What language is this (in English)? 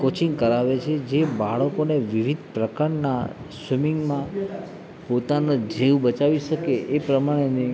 Gujarati